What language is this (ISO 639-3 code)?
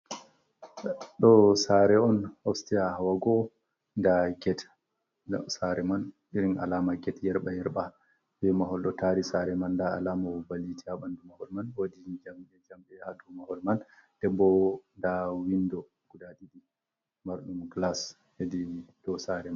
ful